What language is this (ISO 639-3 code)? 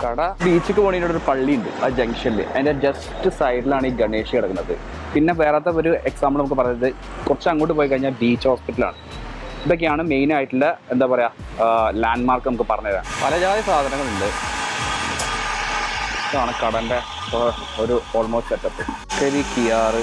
mal